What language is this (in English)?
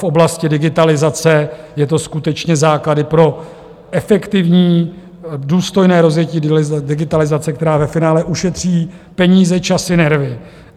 Czech